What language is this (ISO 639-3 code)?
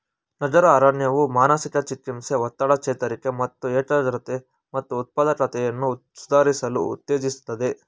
kan